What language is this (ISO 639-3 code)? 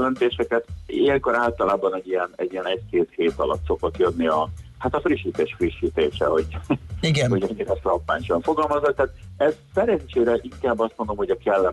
hun